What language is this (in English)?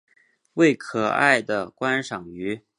Chinese